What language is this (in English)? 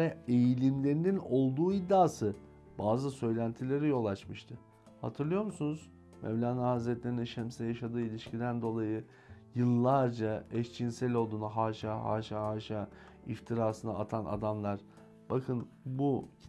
Turkish